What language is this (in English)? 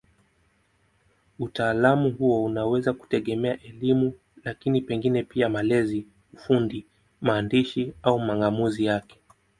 Swahili